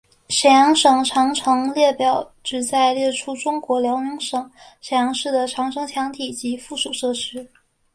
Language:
Chinese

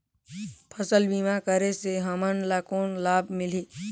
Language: Chhattisgarhi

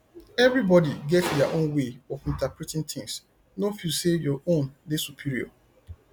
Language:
Nigerian Pidgin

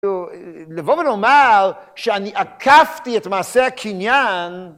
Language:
Hebrew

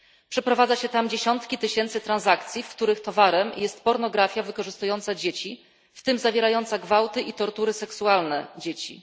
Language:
Polish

